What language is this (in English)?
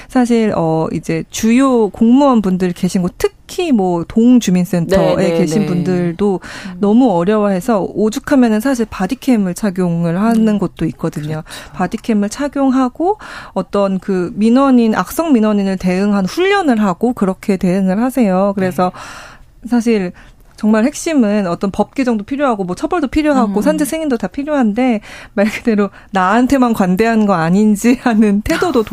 Korean